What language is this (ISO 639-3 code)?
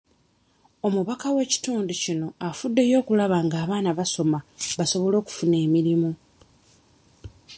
lug